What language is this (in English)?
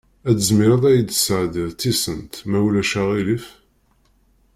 Kabyle